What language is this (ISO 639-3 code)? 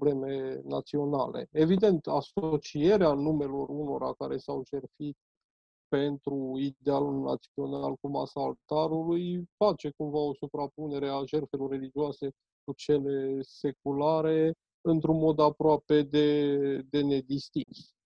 ron